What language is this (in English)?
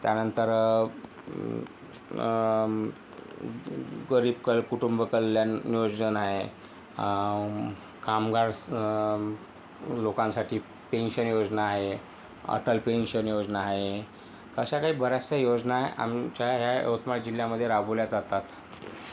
Marathi